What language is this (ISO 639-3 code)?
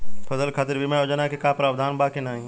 bho